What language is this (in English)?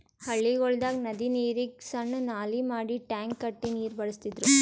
Kannada